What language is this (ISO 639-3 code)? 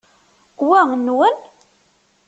kab